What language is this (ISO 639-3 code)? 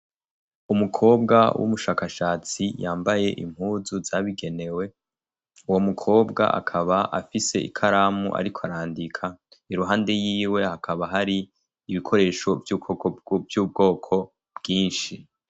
run